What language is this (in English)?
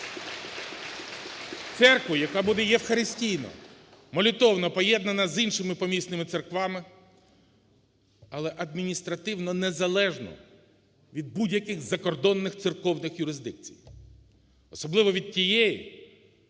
Ukrainian